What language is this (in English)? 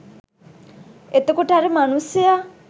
Sinhala